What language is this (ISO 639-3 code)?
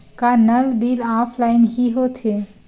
hne